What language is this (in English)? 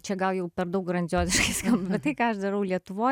Lithuanian